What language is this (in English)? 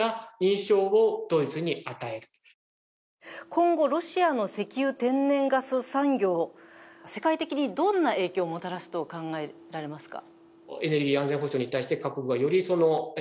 Japanese